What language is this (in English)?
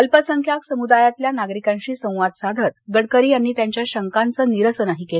Marathi